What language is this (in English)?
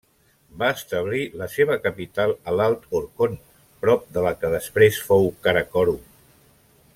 Catalan